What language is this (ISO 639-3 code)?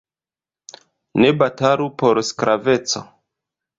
epo